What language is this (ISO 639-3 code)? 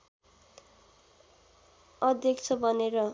nep